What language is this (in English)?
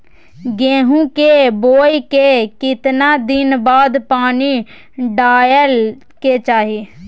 Maithili